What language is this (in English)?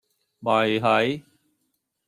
Cantonese